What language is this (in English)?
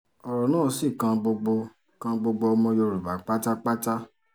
Yoruba